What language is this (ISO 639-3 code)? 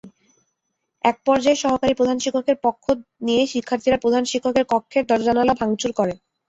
ben